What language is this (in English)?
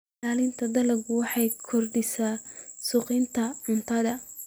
Somali